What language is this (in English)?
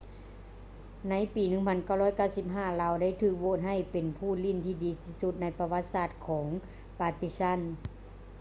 Lao